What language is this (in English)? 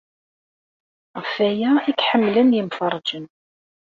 Kabyle